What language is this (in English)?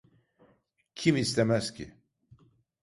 Turkish